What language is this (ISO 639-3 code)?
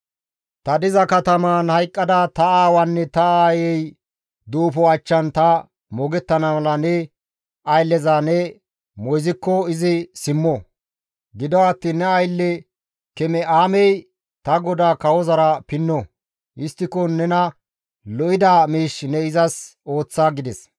gmv